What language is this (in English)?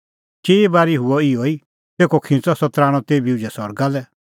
Kullu Pahari